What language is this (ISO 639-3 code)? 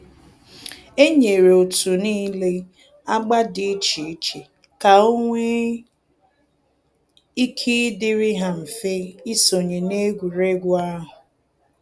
ibo